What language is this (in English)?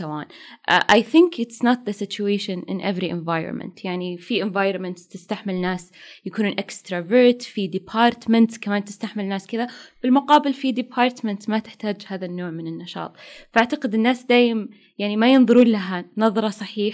Arabic